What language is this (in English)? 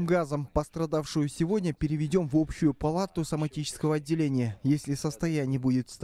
Russian